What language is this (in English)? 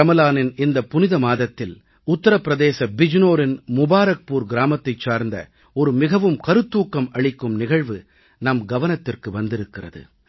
Tamil